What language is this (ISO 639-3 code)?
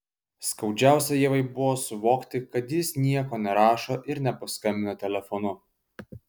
lit